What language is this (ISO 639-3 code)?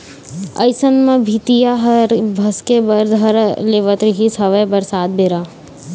hne